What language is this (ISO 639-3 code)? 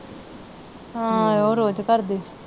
pan